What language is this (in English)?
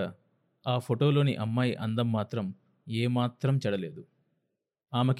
Telugu